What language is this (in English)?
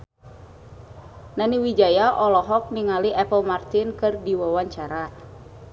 Sundanese